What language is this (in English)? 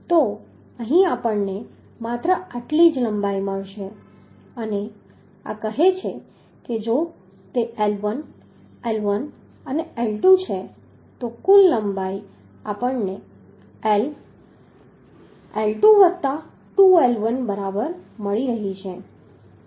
Gujarati